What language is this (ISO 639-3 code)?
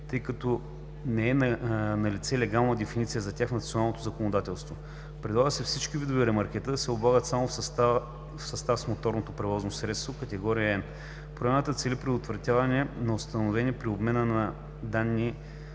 bul